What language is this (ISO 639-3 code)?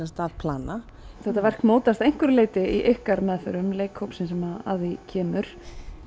isl